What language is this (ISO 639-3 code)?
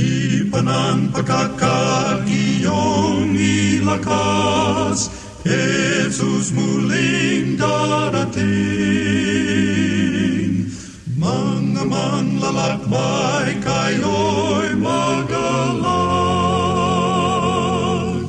fil